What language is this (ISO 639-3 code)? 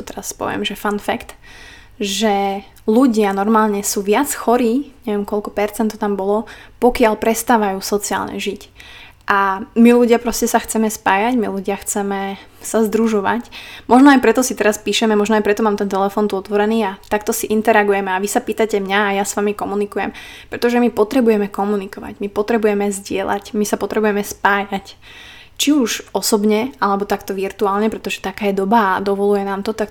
slk